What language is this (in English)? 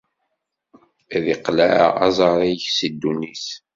Kabyle